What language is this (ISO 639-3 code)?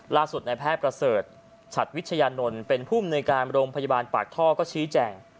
tha